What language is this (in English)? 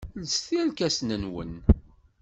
Kabyle